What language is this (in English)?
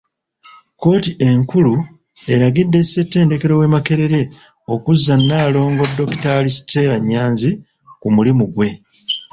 Ganda